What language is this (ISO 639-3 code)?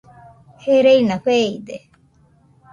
hux